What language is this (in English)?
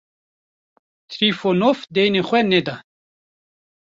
Kurdish